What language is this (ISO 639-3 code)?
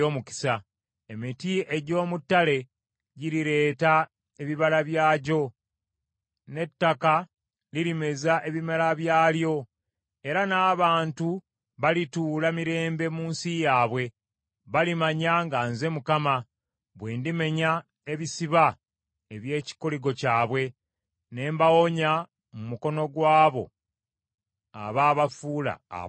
lug